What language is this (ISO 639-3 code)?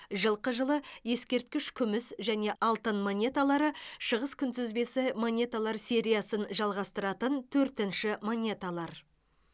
kaz